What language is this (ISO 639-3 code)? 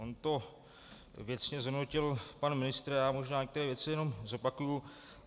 ces